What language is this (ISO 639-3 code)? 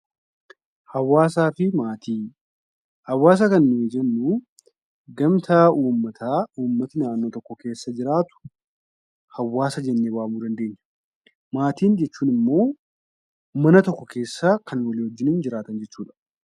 orm